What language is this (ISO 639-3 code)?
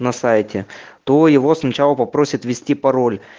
rus